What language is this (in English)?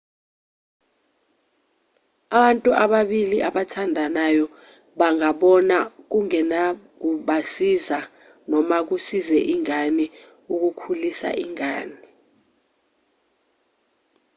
Zulu